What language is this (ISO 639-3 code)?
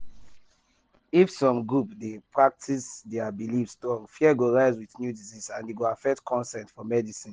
pcm